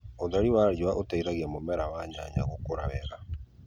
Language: Kikuyu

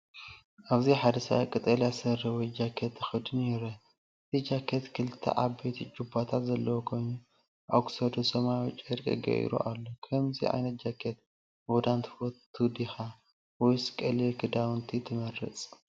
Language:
Tigrinya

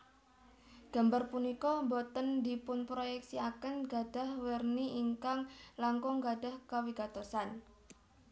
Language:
Javanese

